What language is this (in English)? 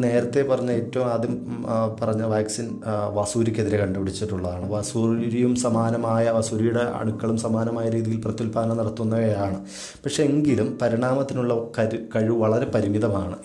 Malayalam